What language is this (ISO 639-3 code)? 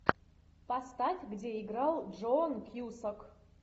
rus